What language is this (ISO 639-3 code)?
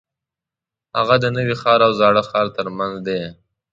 pus